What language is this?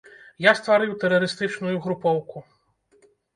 Belarusian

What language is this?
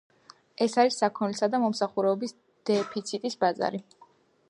Georgian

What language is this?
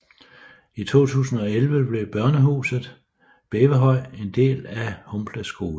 Danish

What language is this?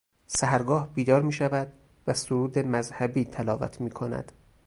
Persian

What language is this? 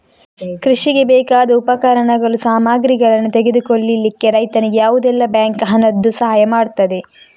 Kannada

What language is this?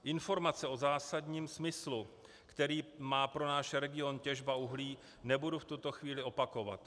Czech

